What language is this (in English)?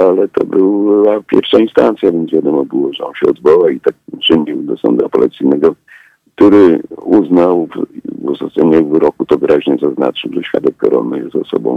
Polish